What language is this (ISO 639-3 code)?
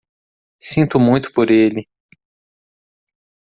por